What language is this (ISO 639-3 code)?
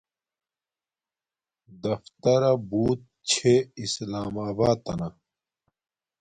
dmk